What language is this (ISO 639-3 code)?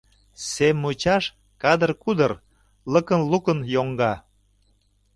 chm